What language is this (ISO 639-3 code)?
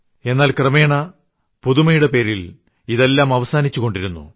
mal